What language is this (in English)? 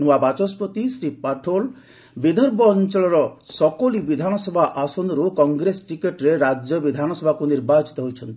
Odia